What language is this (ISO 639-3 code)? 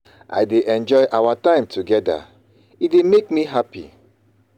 pcm